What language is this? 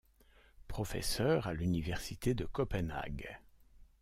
French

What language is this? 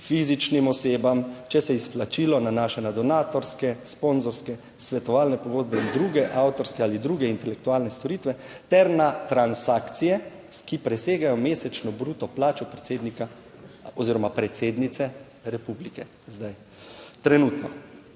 Slovenian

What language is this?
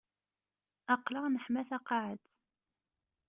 Kabyle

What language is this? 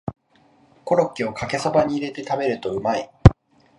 Japanese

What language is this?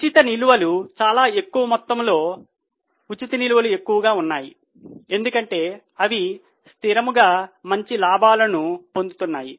Telugu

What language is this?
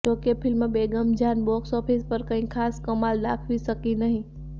Gujarati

